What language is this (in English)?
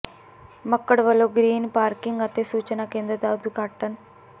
Punjabi